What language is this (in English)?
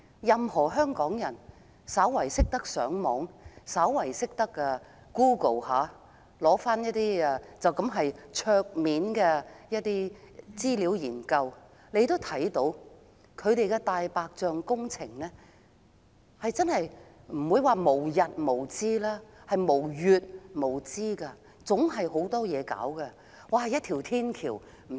Cantonese